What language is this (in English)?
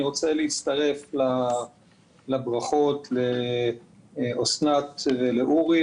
Hebrew